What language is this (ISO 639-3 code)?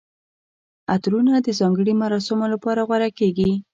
pus